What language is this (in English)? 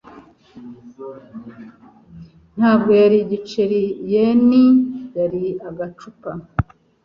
Kinyarwanda